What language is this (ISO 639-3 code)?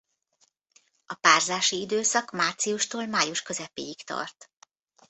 hun